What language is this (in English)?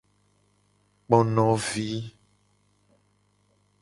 Gen